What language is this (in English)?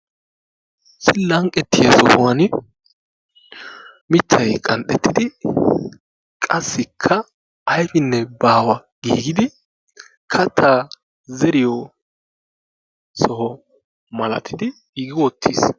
Wolaytta